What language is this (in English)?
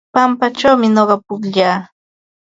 Ambo-Pasco Quechua